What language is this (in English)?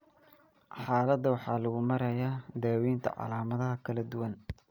Somali